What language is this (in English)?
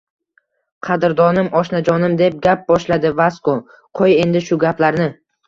Uzbek